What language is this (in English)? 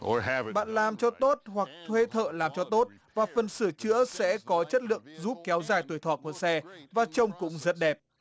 Vietnamese